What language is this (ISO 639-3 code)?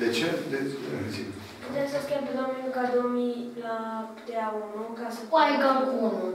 ron